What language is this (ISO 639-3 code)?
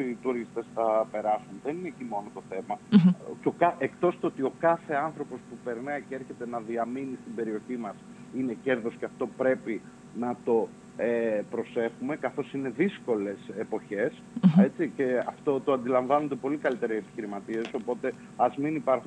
ell